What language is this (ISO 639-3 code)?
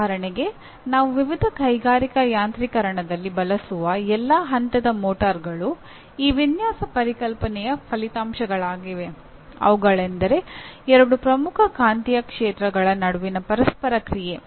kan